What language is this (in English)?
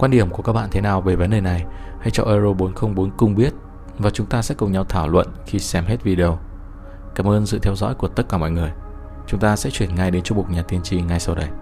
Vietnamese